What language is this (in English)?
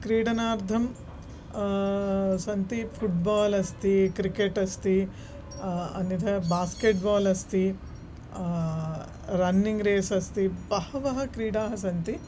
Sanskrit